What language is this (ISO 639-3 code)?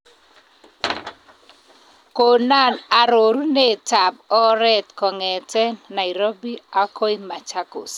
kln